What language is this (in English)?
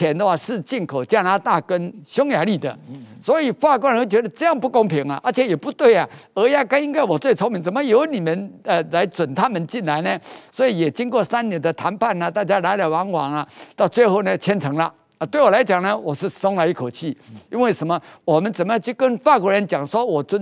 Chinese